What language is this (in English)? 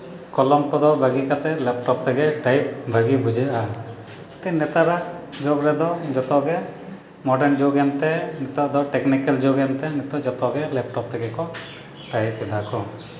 Santali